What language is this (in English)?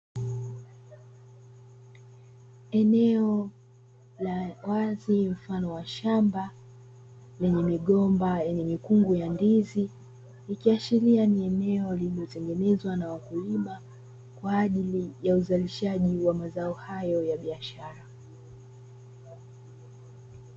Swahili